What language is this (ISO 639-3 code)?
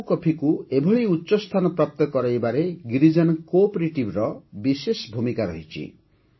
ori